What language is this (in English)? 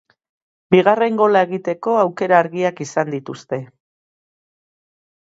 Basque